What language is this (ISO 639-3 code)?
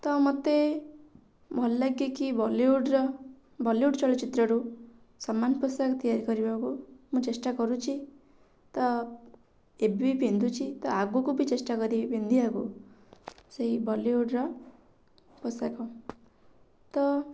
ori